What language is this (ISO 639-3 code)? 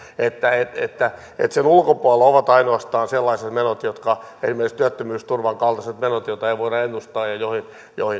fin